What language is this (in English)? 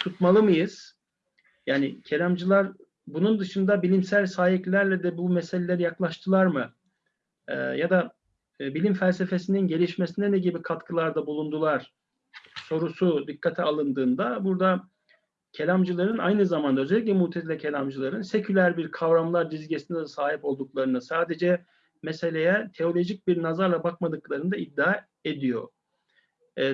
Turkish